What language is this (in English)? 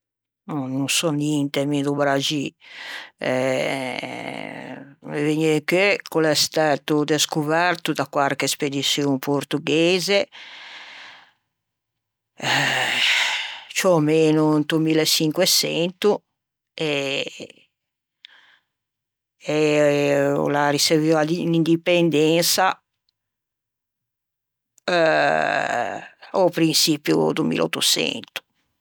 Ligurian